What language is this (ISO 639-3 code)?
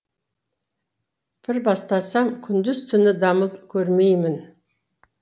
kaz